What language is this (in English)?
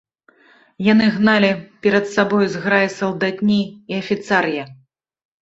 Belarusian